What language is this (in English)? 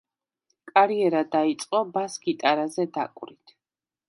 Georgian